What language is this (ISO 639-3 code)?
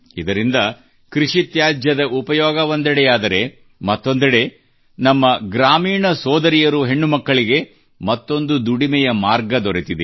kan